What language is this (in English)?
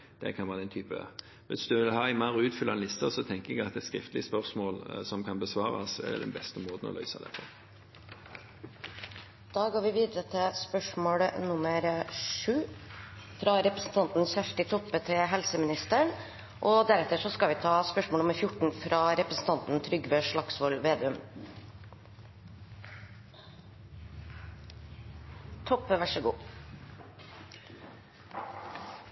Norwegian